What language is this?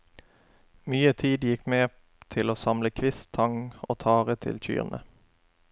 Norwegian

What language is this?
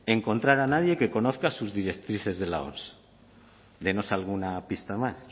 Spanish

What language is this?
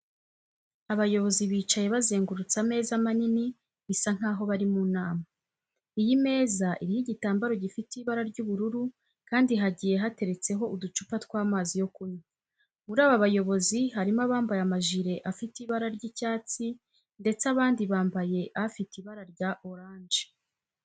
Kinyarwanda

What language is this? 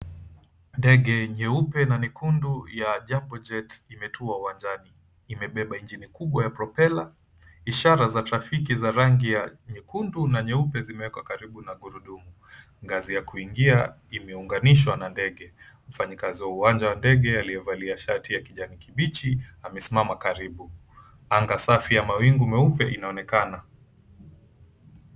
Swahili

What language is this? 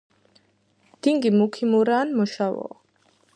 Georgian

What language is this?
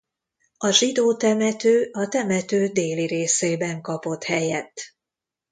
Hungarian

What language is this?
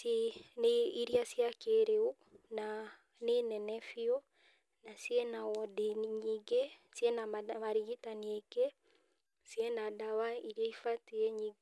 Kikuyu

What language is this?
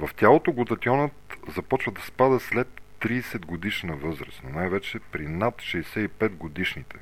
Bulgarian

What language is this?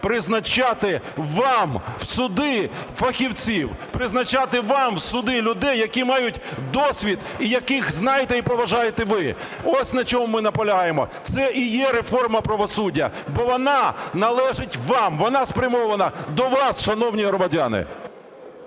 Ukrainian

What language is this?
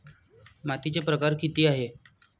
Marathi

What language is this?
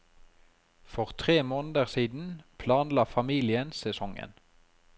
Norwegian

